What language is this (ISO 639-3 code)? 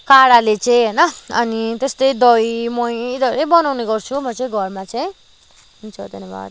nep